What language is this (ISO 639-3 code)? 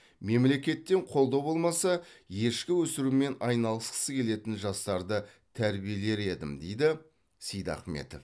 kaz